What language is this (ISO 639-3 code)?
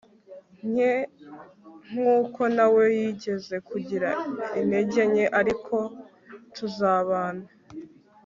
kin